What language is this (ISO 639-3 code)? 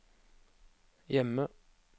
nor